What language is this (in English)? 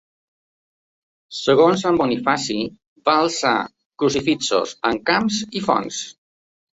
Catalan